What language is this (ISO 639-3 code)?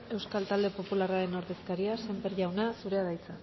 eus